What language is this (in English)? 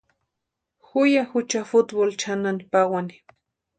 Western Highland Purepecha